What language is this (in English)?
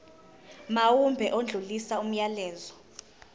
Zulu